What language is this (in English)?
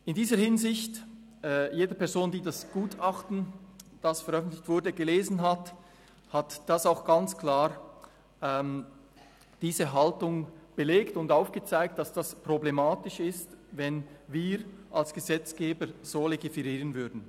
Swiss German